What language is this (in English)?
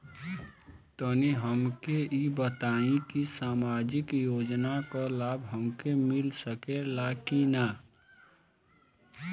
Bhojpuri